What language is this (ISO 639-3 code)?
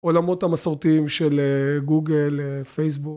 heb